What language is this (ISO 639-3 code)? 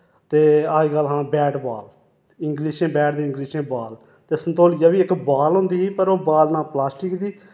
doi